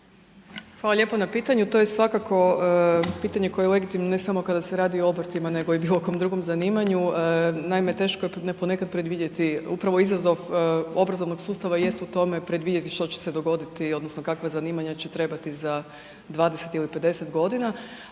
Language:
Croatian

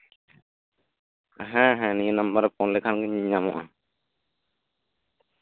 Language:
Santali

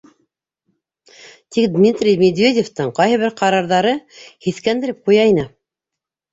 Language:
Bashkir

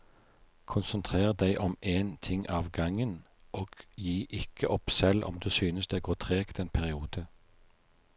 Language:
Norwegian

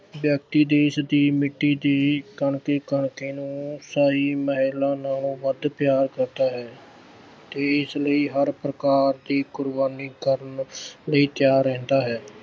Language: Punjabi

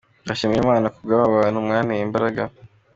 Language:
Kinyarwanda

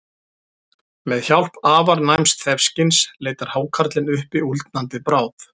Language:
Icelandic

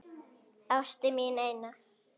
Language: Icelandic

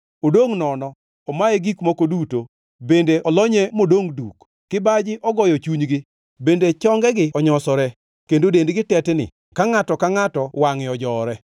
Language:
Luo (Kenya and Tanzania)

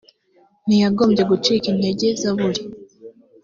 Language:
Kinyarwanda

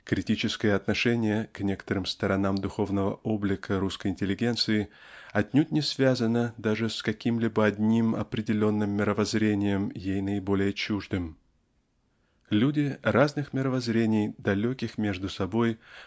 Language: Russian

